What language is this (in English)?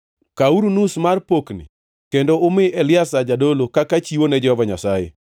Luo (Kenya and Tanzania)